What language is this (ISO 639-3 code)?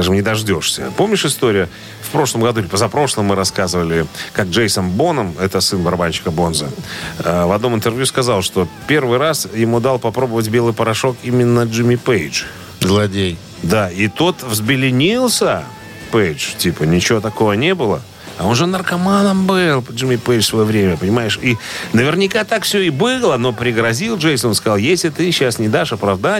rus